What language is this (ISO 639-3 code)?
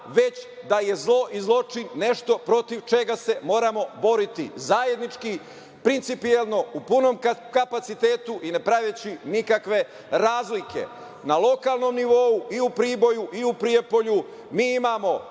srp